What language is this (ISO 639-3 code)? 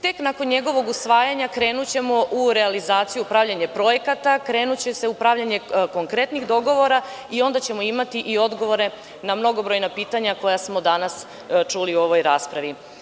srp